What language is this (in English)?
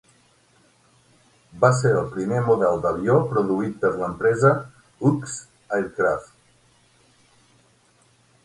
Catalan